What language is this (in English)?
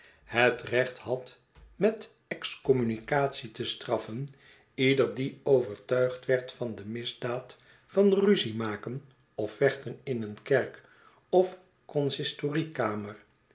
Dutch